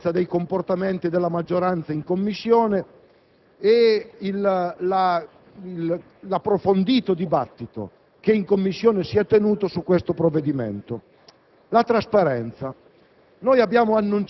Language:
Italian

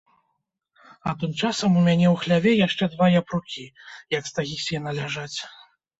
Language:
Belarusian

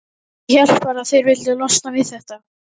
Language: Icelandic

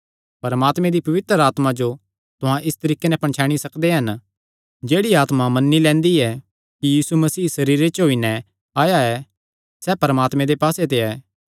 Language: Kangri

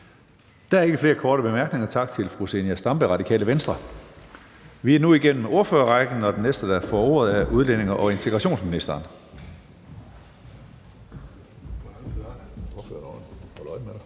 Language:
Danish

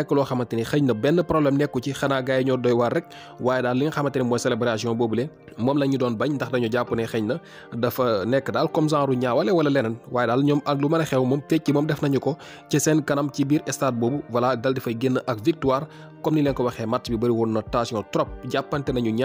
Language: Indonesian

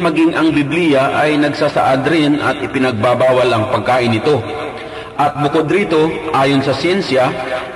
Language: Filipino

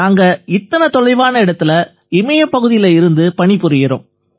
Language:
Tamil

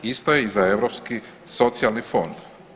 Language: Croatian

